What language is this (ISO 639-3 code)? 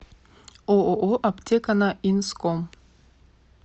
rus